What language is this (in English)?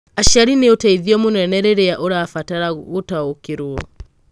Kikuyu